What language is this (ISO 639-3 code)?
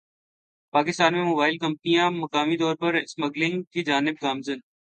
urd